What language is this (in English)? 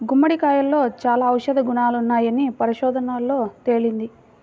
Telugu